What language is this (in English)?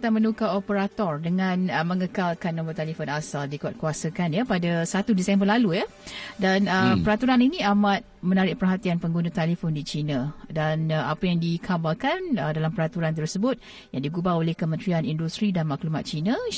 Malay